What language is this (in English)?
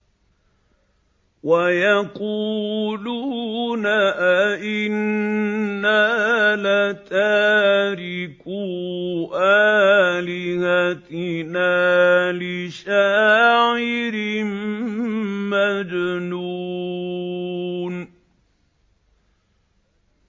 Arabic